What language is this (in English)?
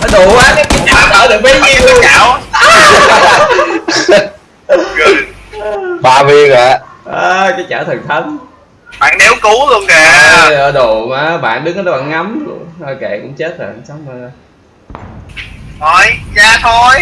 Vietnamese